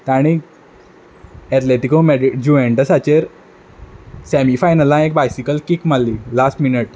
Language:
Konkani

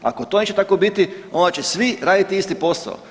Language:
Croatian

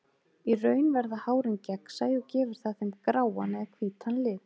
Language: Icelandic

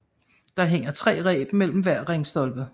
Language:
Danish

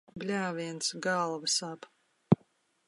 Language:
Latvian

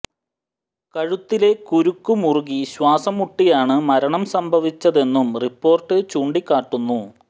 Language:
Malayalam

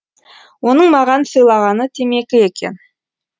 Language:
Kazakh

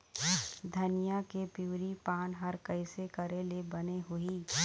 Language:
Chhattisgarhi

